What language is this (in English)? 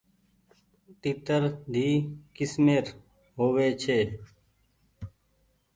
Goaria